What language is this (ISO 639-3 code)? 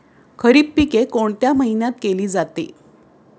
mar